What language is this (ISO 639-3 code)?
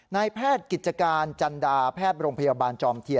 tha